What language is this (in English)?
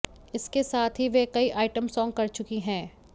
Hindi